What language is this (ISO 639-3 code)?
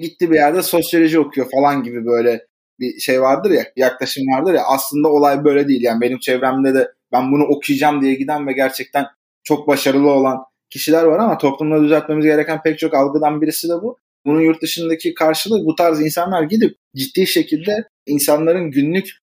tur